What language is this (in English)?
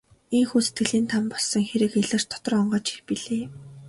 Mongolian